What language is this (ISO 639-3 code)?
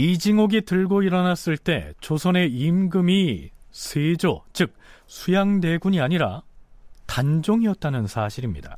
kor